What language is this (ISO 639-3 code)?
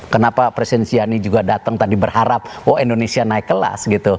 ind